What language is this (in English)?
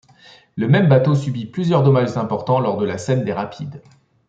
French